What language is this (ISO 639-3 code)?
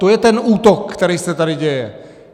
ces